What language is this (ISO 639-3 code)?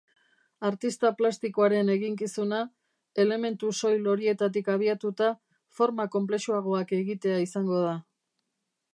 eus